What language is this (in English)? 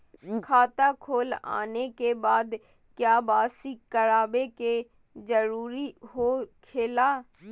Magahi